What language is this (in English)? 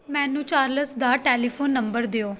Punjabi